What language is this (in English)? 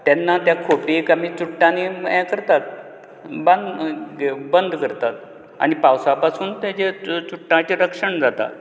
Konkani